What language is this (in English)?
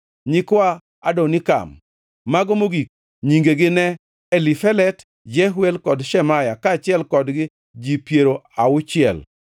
Luo (Kenya and Tanzania)